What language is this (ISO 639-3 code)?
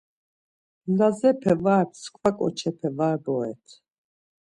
lzz